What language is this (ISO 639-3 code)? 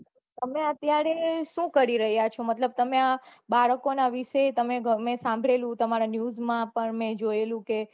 guj